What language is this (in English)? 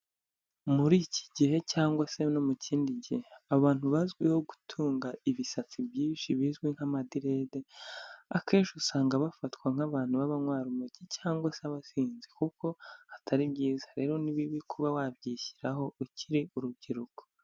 Kinyarwanda